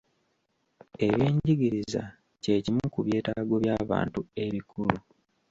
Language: Ganda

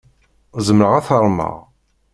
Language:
Kabyle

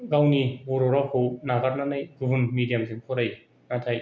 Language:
Bodo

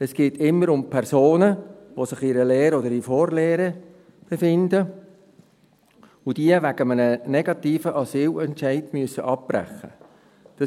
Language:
Swiss German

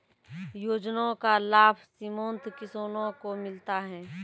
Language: Maithili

